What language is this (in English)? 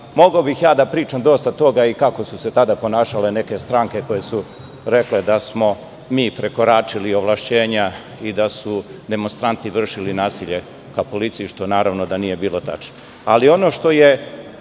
Serbian